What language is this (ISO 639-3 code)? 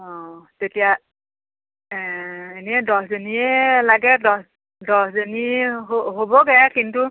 asm